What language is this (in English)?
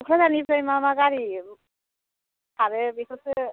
Bodo